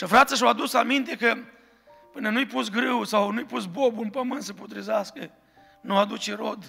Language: Romanian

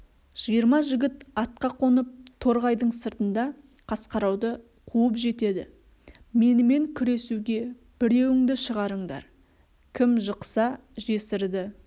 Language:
Kazakh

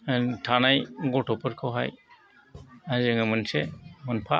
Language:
Bodo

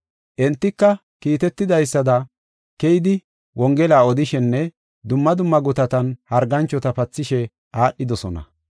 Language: Gofa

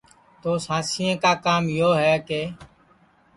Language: Sansi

